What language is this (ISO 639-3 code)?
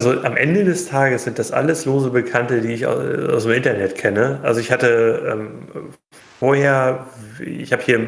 deu